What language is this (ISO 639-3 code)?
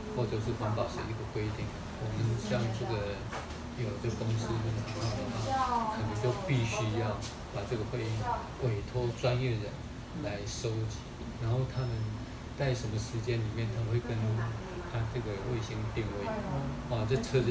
zho